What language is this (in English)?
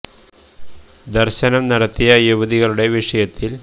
Malayalam